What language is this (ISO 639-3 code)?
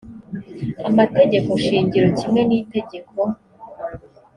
kin